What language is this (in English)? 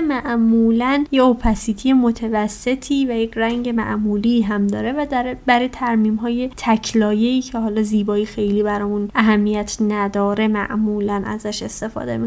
Persian